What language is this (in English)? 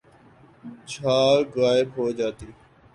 Urdu